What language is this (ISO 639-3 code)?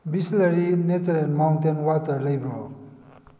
mni